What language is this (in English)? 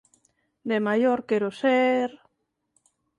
Galician